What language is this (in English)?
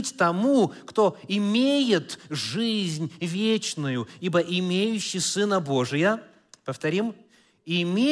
Russian